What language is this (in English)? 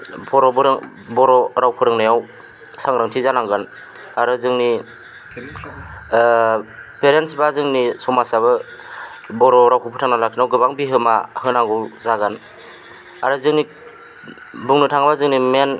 Bodo